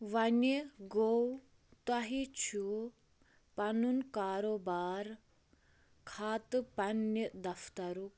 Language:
Kashmiri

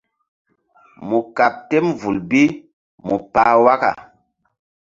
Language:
Mbum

